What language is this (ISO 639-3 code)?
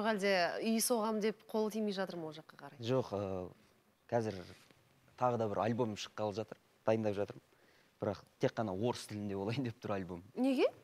tur